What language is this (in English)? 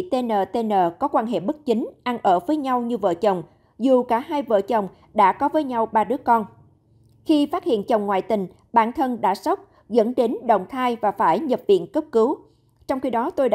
Vietnamese